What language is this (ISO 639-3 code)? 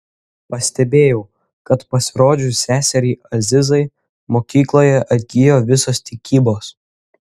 lit